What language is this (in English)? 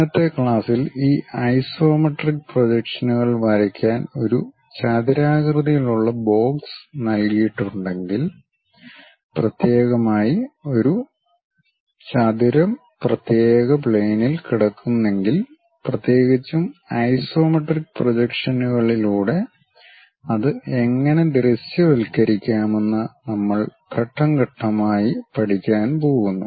Malayalam